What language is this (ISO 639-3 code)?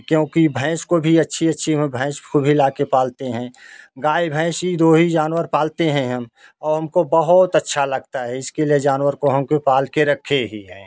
hin